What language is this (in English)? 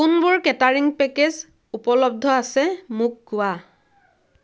Assamese